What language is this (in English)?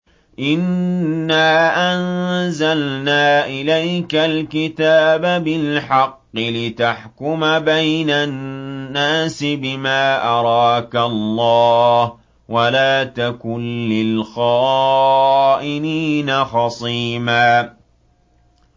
Arabic